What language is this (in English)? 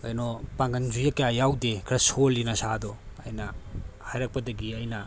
Manipuri